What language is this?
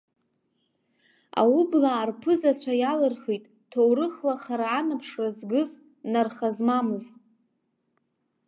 Abkhazian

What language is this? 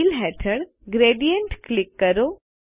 Gujarati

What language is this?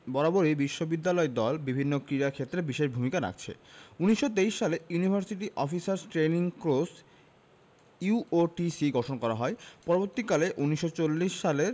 Bangla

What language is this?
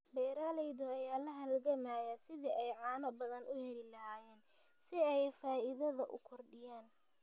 Somali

